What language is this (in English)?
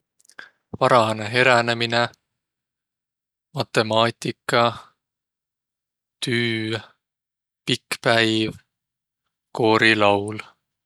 Võro